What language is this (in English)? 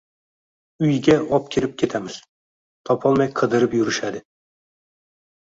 Uzbek